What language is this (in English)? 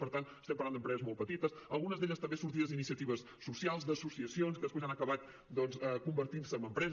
Catalan